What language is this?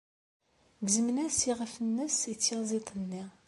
Kabyle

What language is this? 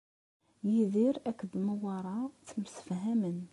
Kabyle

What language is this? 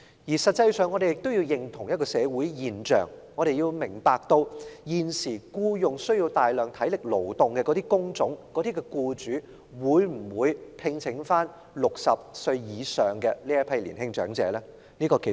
Cantonese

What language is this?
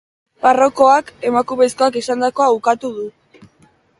Basque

